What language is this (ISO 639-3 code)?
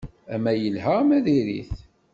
kab